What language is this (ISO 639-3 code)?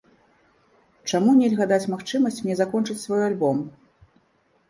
bel